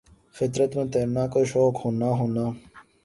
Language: Urdu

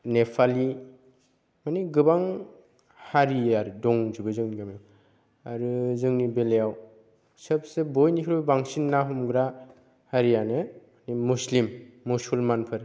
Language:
Bodo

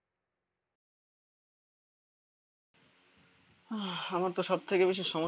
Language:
Bangla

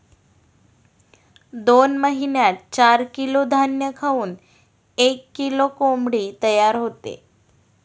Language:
Marathi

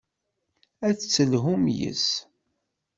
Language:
Kabyle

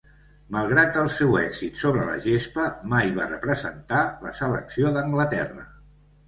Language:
Catalan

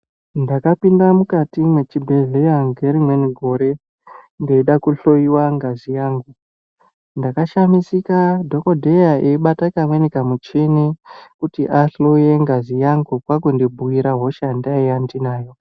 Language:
Ndau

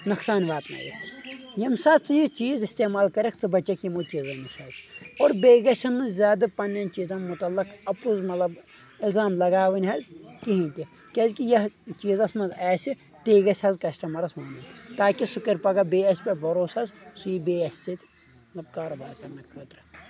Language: Kashmiri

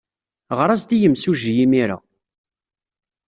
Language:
Kabyle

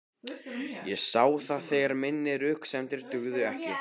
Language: Icelandic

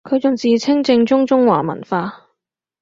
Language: Cantonese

